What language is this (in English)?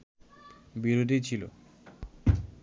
Bangla